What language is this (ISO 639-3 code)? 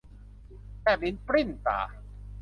tha